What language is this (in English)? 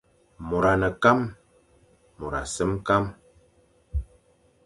Fang